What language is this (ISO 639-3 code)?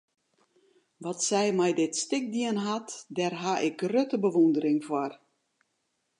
fry